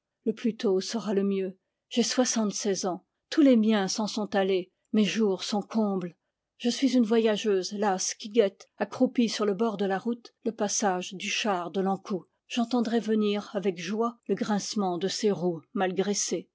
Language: French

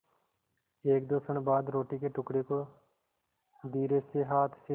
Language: Hindi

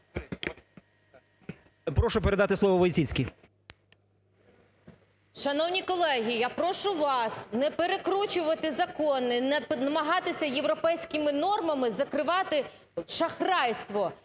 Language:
Ukrainian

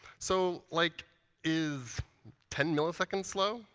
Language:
English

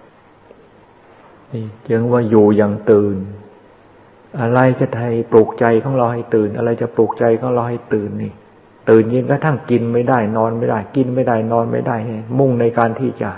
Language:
Thai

